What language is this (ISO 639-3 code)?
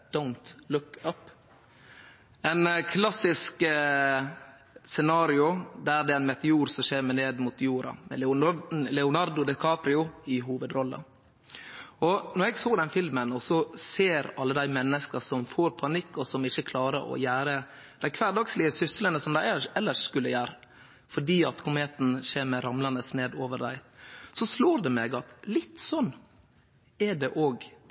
nno